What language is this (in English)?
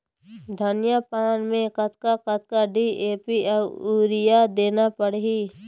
Chhattisgarhi